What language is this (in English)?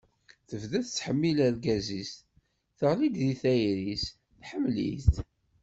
Kabyle